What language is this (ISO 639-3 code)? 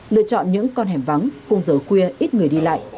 vie